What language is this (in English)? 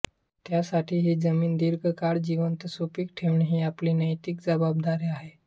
Marathi